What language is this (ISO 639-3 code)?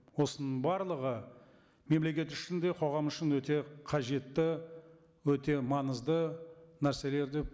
kaz